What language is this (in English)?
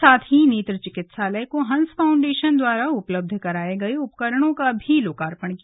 Hindi